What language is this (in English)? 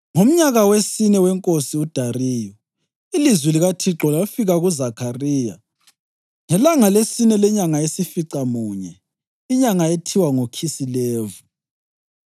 North Ndebele